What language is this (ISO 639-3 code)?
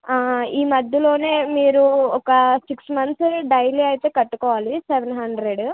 tel